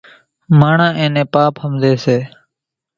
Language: Kachi Koli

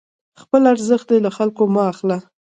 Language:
Pashto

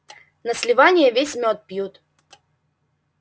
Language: Russian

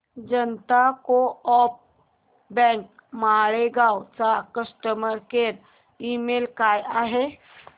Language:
Marathi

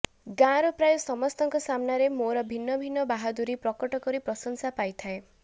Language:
Odia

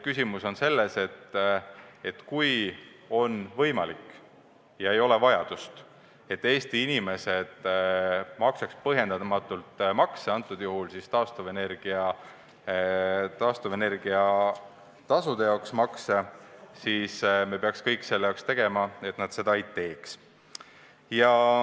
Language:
Estonian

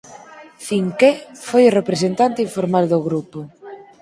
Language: Galician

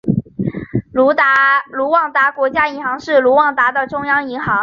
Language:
Chinese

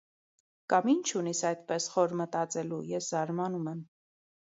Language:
Armenian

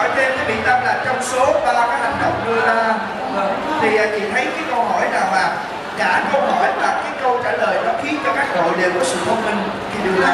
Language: Vietnamese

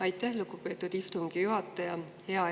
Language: Estonian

